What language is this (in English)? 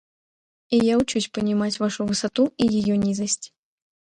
Russian